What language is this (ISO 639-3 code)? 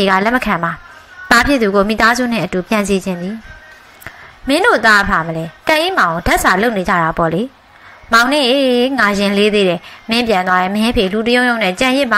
tha